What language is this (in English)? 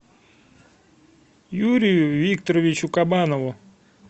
Russian